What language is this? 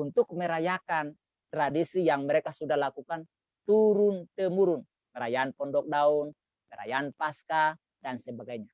Indonesian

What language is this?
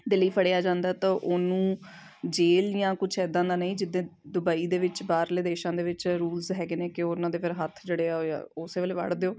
Punjabi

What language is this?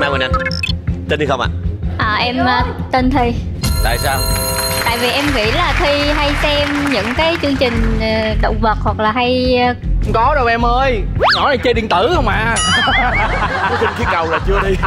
Vietnamese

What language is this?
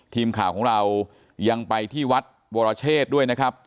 Thai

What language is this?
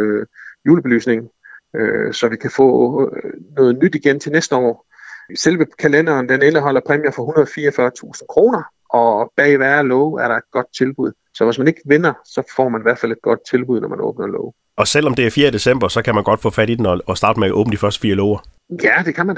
Danish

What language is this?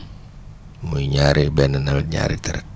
Wolof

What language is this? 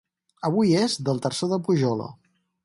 Catalan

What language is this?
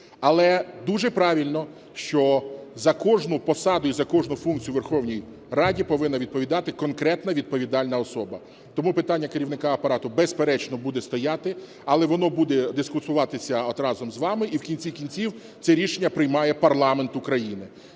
Ukrainian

